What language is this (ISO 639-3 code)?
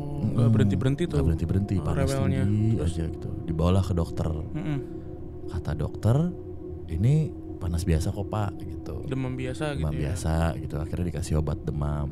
ind